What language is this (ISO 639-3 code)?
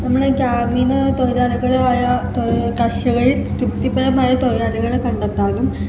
mal